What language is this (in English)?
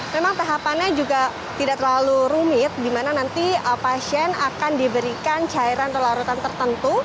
Indonesian